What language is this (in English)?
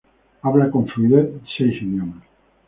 Spanish